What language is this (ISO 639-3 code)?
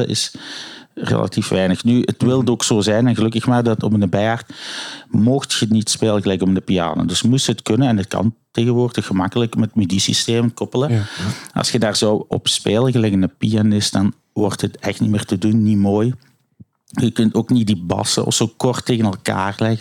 nld